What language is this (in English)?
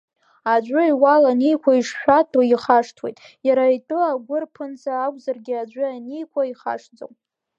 Abkhazian